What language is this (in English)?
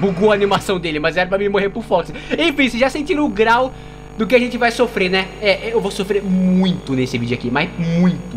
Portuguese